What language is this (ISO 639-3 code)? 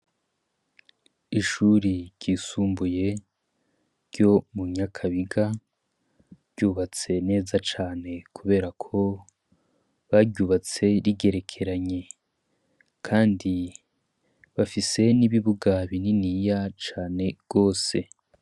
run